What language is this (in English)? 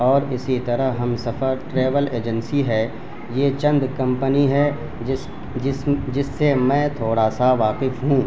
Urdu